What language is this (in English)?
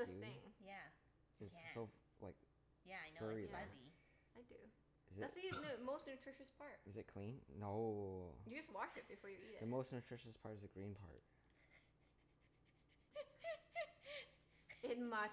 English